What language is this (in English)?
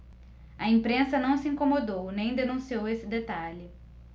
Portuguese